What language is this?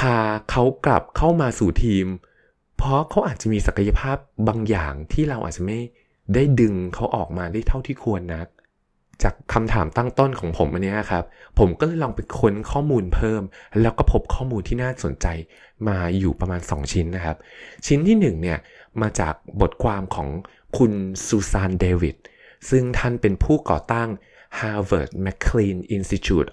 Thai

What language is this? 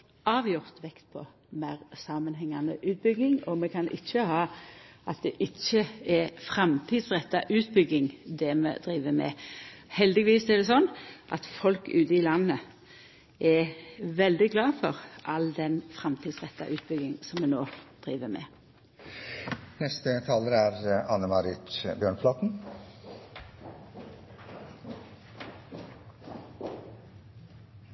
Norwegian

